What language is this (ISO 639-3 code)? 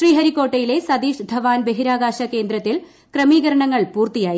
mal